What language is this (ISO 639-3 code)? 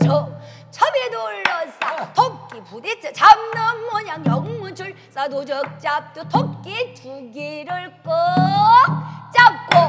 kor